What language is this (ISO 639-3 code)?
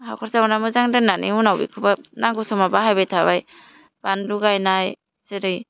brx